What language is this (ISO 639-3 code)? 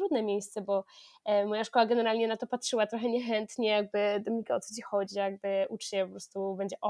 pol